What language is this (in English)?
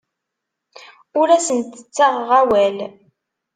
Kabyle